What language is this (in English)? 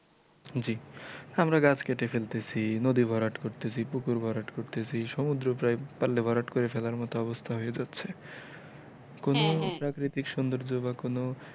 Bangla